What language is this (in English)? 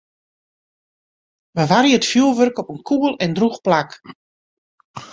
Western Frisian